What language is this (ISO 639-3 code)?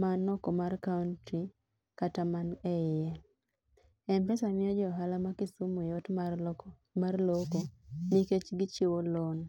luo